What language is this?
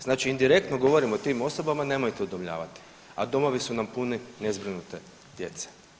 Croatian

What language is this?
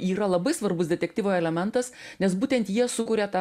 Lithuanian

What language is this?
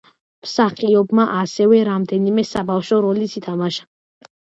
Georgian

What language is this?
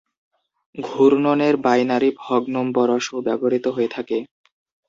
Bangla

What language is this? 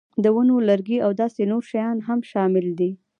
Pashto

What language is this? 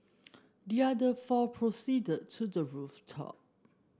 English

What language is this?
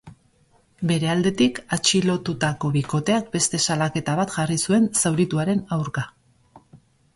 Basque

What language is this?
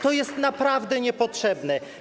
Polish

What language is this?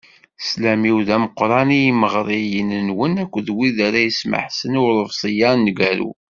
Kabyle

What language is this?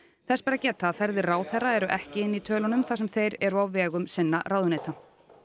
Icelandic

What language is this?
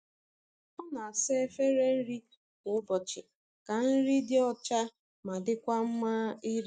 Igbo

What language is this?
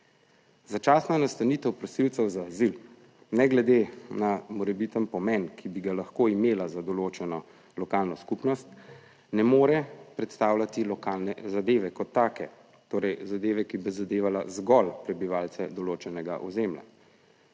Slovenian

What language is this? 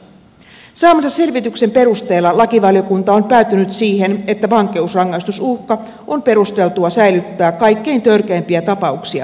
Finnish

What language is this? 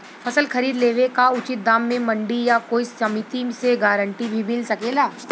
Bhojpuri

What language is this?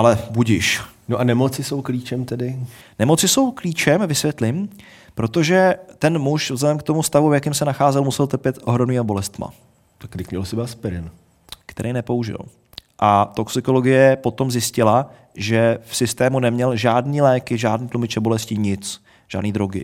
Czech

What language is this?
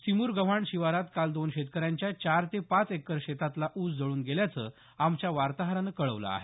Marathi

